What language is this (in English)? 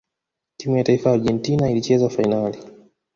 Swahili